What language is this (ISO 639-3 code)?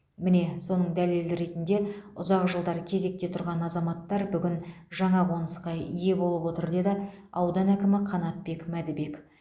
kaz